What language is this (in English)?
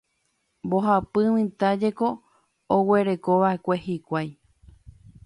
Guarani